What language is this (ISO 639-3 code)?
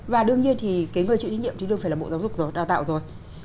vie